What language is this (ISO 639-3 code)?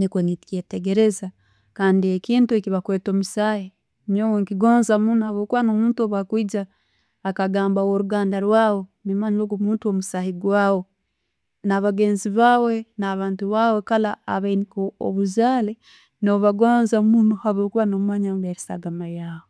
ttj